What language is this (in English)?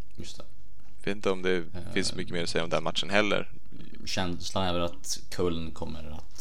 Swedish